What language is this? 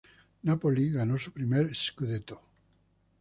Spanish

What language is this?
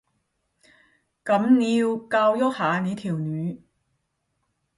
Cantonese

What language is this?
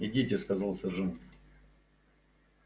Russian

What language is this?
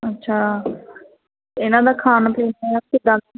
Punjabi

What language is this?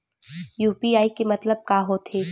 Chhattisgarhi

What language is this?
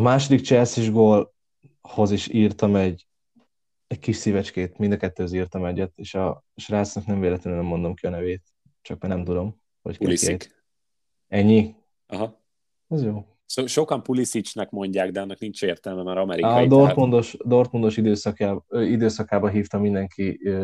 Hungarian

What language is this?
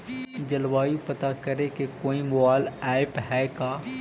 Magahi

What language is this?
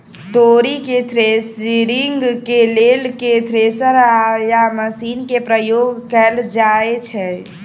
Maithili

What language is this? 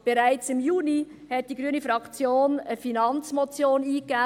Swiss German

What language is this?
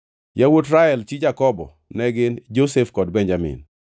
Luo (Kenya and Tanzania)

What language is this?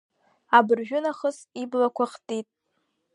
Abkhazian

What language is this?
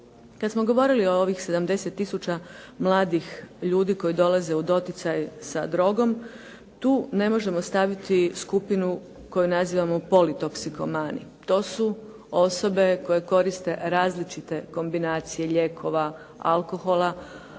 Croatian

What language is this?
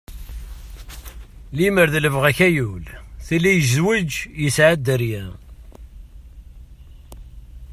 Kabyle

